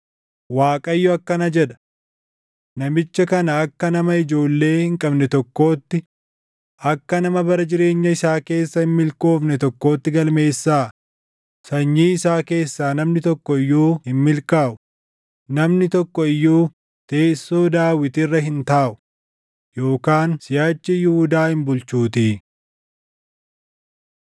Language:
Oromo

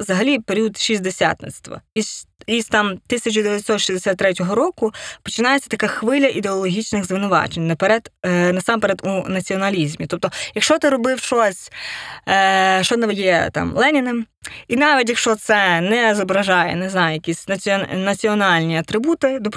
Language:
Ukrainian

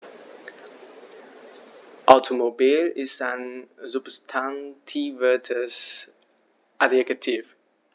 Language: German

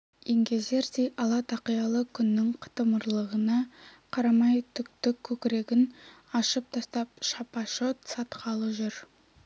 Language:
Kazakh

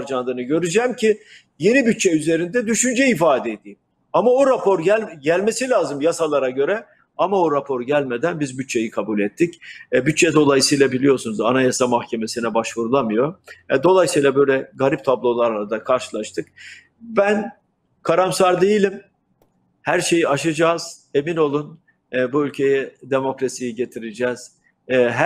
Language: Turkish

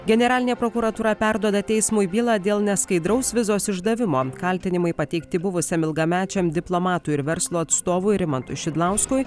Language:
Lithuanian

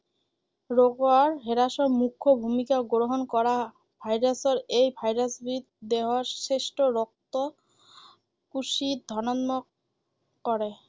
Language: Assamese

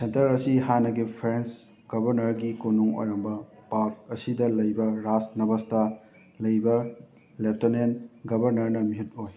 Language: Manipuri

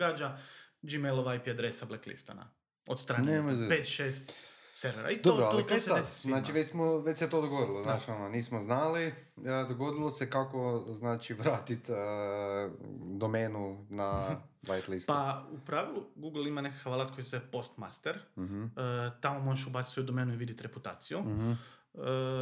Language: Croatian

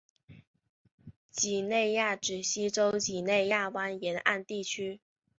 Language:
Chinese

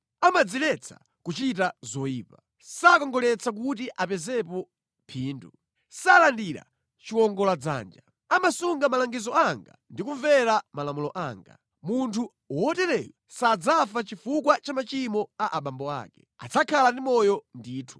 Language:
Nyanja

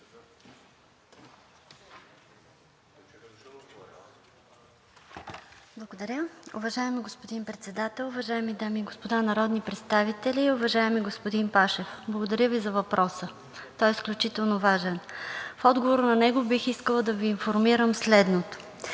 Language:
Bulgarian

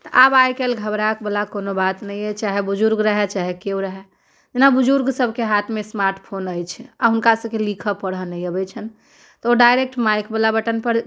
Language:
Maithili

